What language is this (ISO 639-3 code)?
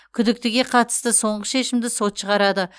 kaz